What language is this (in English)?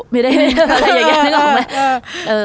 Thai